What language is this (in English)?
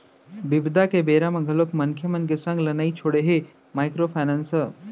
Chhattisgarhi